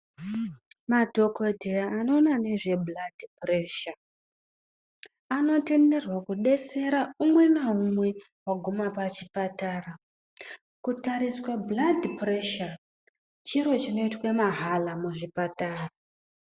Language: Ndau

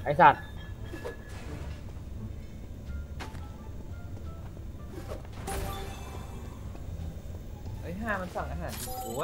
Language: Thai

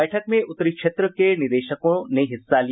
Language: Hindi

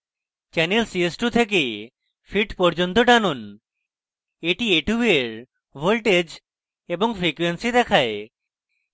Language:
Bangla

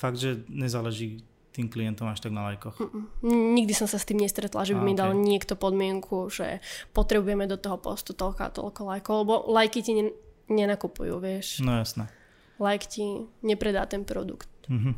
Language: Slovak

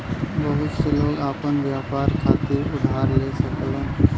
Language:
Bhojpuri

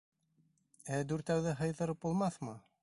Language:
Bashkir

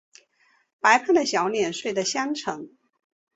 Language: Chinese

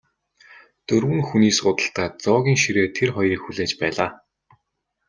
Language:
Mongolian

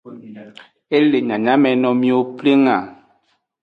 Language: Aja (Benin)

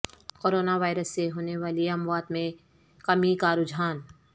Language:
Urdu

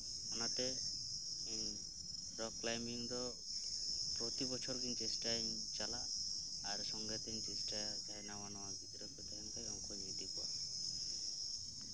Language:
Santali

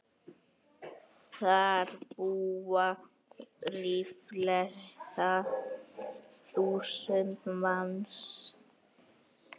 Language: Icelandic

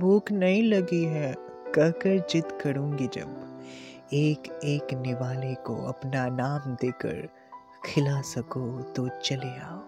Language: Hindi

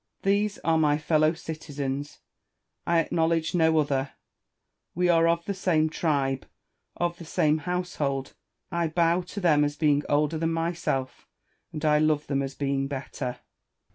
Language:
English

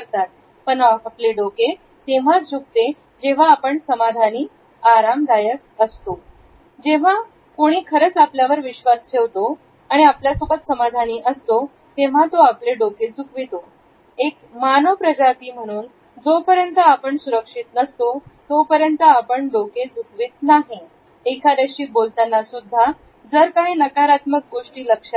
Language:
Marathi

